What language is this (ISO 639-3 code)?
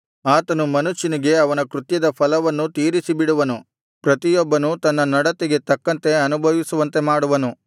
kan